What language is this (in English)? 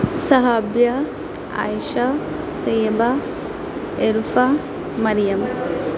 Urdu